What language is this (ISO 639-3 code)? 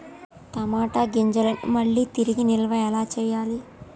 tel